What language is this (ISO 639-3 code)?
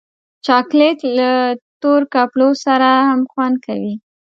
pus